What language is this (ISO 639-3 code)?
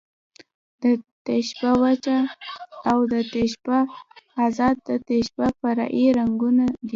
pus